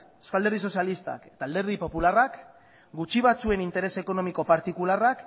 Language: Basque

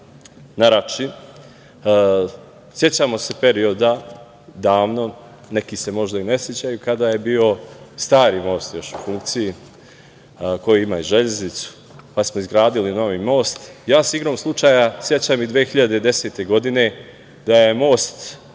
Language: Serbian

